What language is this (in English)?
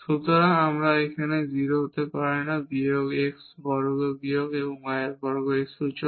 Bangla